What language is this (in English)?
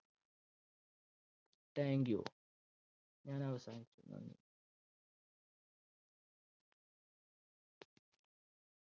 Malayalam